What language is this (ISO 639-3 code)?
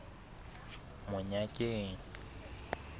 sot